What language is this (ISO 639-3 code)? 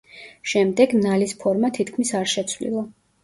kat